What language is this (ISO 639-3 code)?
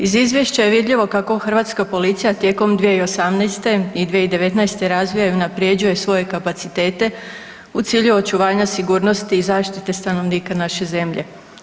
hrv